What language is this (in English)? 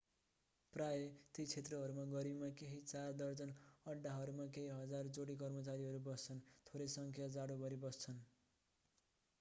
Nepali